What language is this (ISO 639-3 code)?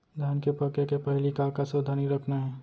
hne